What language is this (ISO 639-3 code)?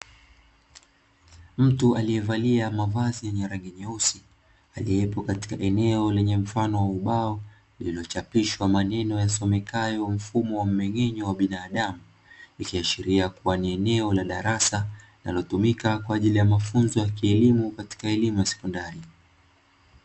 swa